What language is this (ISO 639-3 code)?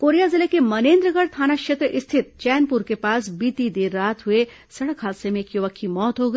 hin